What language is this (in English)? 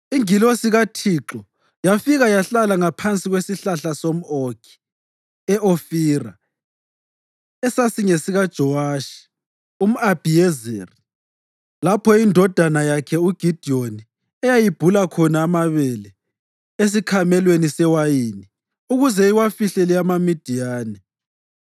North Ndebele